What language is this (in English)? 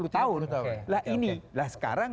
Indonesian